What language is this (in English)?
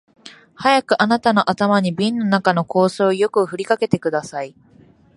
Japanese